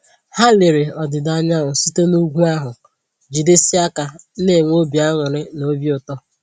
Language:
Igbo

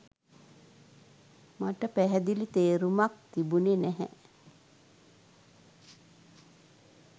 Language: Sinhala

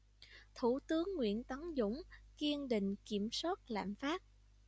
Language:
Vietnamese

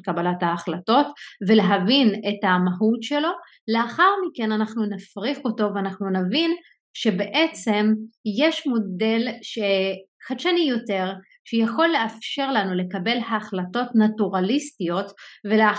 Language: Hebrew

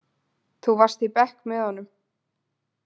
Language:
Icelandic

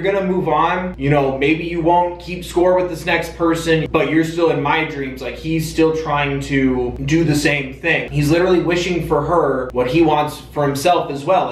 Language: English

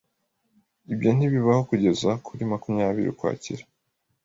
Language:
Kinyarwanda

